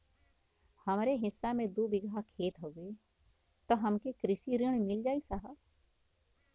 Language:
Bhojpuri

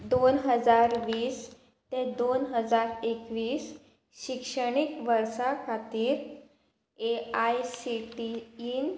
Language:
Konkani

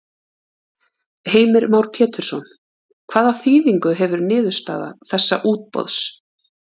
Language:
Icelandic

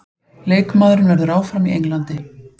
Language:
Icelandic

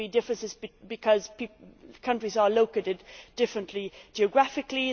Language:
English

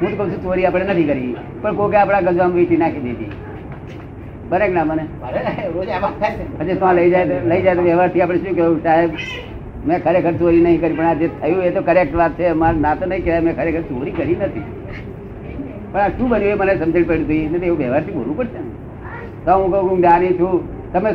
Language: Gujarati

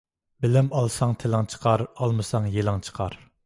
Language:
Uyghur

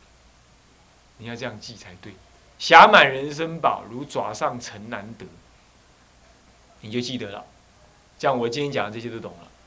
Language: Chinese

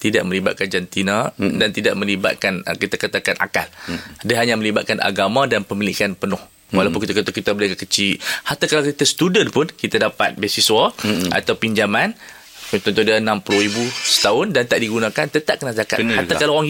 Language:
Malay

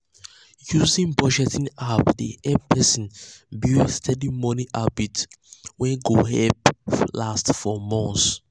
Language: Nigerian Pidgin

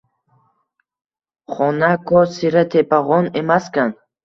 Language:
Uzbek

